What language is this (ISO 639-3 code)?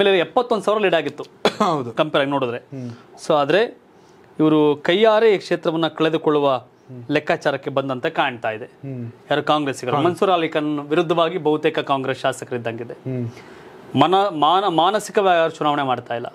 kan